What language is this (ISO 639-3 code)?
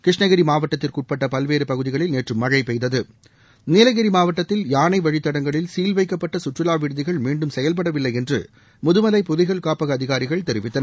tam